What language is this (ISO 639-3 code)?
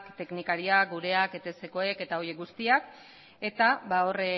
eus